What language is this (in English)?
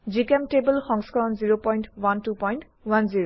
Assamese